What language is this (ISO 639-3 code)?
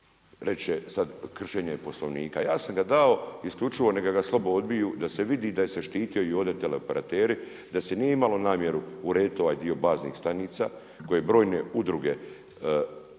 hrv